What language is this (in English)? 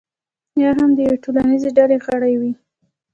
Pashto